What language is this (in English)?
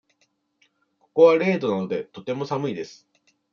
Japanese